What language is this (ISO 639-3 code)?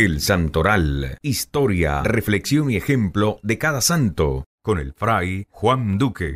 spa